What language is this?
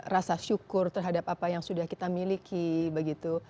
Indonesian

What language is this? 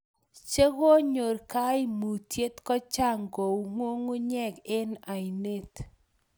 Kalenjin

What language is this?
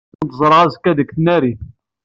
Kabyle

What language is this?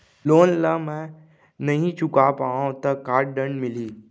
Chhattisgarhi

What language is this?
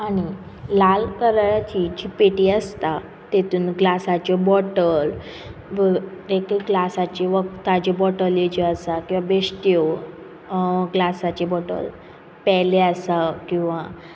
Konkani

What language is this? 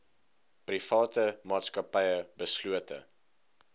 Afrikaans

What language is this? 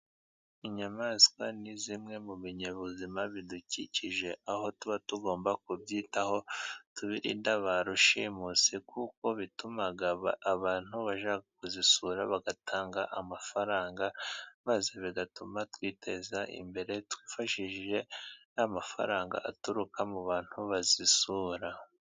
Kinyarwanda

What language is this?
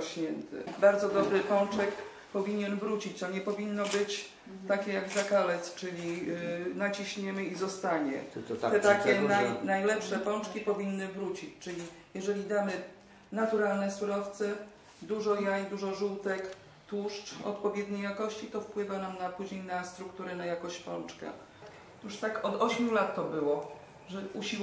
Polish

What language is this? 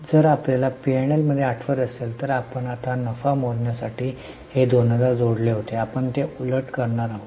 Marathi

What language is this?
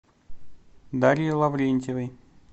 Russian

